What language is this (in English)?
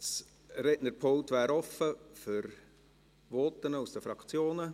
Swiss German